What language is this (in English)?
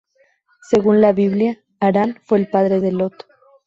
Spanish